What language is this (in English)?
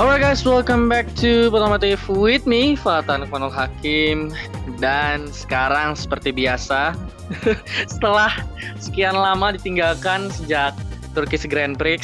Indonesian